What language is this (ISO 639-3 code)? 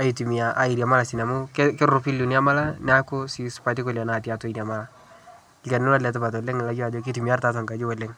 mas